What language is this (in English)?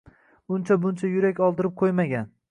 Uzbek